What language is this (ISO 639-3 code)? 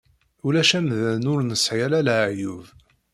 kab